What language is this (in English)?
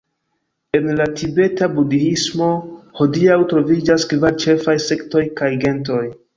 Esperanto